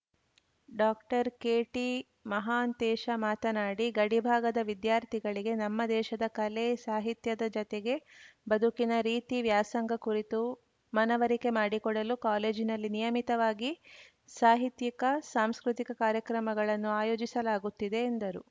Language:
Kannada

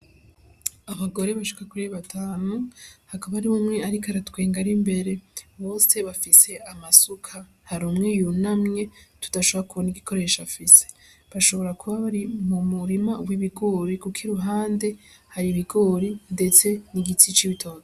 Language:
Rundi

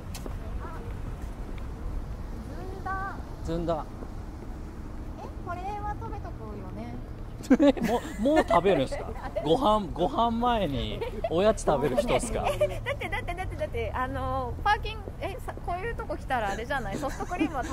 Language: Japanese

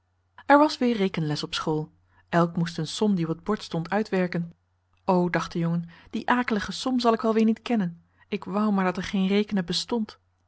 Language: Dutch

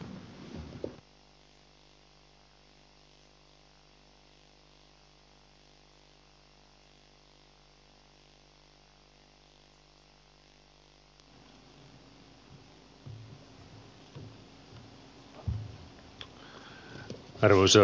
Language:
Finnish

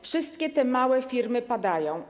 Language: Polish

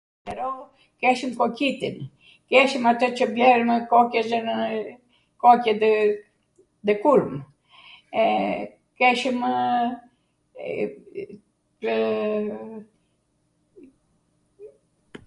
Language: Arvanitika Albanian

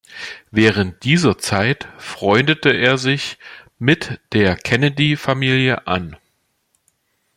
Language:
German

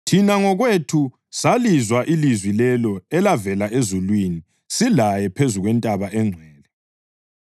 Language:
North Ndebele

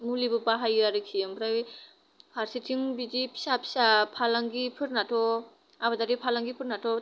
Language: Bodo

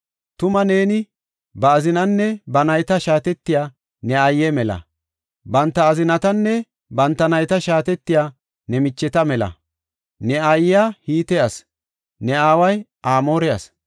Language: Gofa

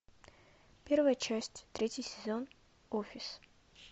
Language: Russian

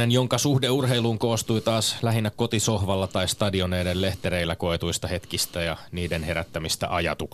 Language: Finnish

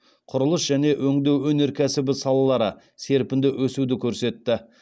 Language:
Kazakh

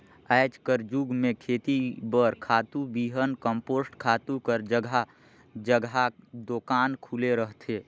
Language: Chhattisgarhi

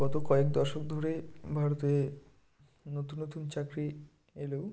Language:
Bangla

